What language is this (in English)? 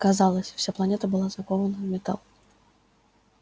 Russian